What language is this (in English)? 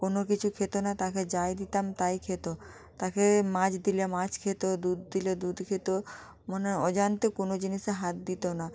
Bangla